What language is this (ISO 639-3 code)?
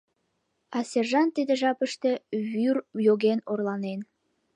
chm